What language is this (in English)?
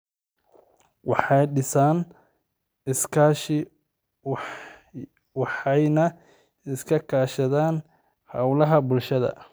Somali